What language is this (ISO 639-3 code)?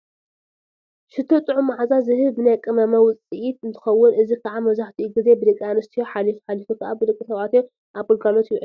tir